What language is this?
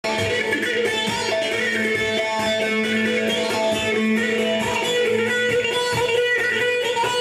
Arabic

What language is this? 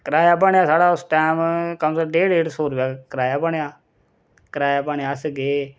Dogri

